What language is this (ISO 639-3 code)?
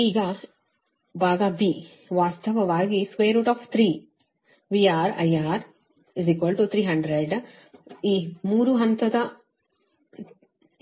kan